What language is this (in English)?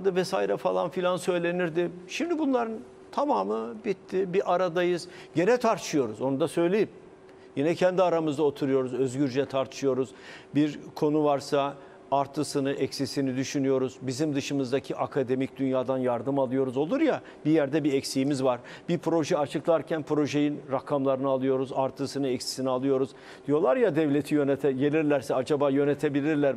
Turkish